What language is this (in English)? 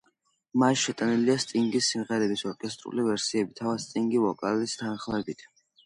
Georgian